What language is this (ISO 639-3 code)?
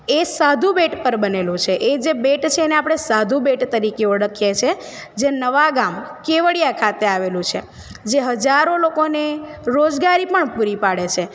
guj